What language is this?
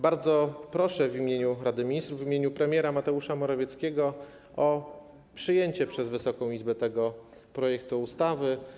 Polish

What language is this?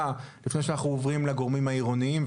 Hebrew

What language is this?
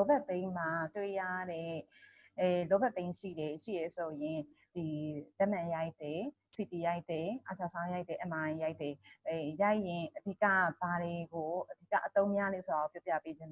English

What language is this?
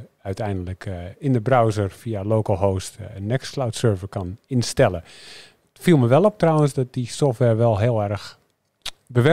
Dutch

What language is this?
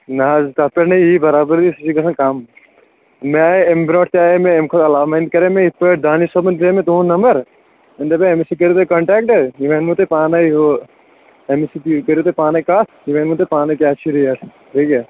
Kashmiri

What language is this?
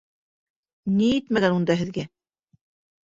Bashkir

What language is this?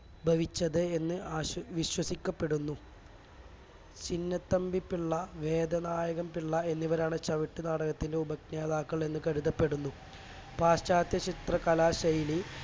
Malayalam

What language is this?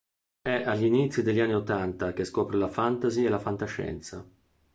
Italian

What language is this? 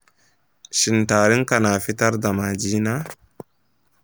Hausa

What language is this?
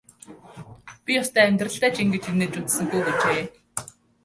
Mongolian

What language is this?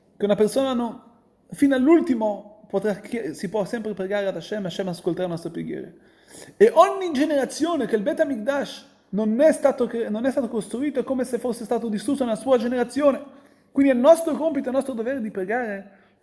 Italian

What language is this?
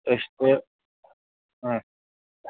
Kashmiri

